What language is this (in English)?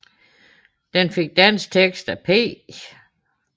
Danish